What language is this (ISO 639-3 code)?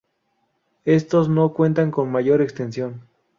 spa